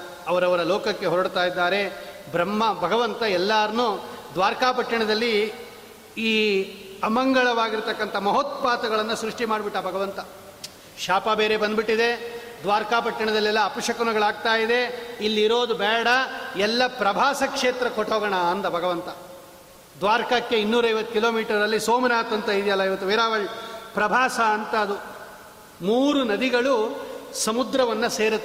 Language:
Kannada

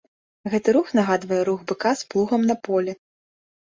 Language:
Belarusian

